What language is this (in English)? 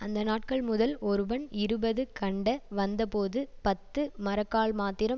Tamil